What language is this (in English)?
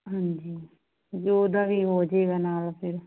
Punjabi